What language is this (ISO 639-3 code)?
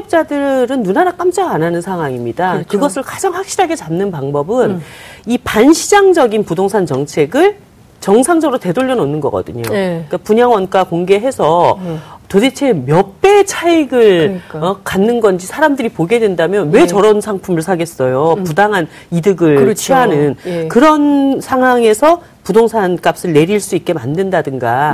kor